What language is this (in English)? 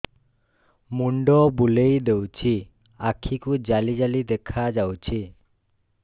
Odia